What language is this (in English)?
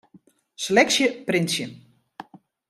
Western Frisian